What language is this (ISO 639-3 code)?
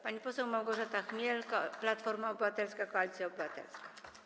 pol